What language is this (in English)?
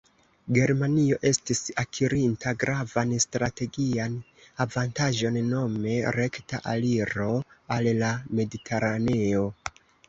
Esperanto